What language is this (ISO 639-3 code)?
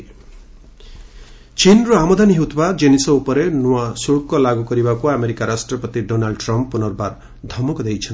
ori